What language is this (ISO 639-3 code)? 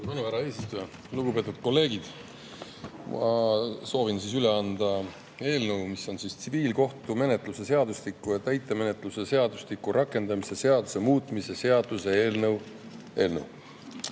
est